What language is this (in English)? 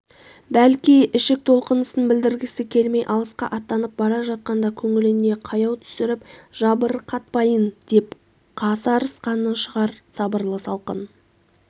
Kazakh